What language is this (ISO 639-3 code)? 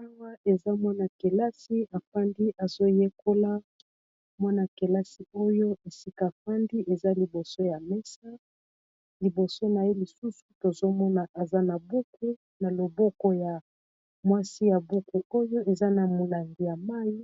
lin